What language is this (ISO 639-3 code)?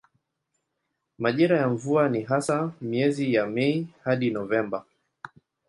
swa